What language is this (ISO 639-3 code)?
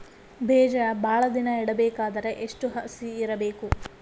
kan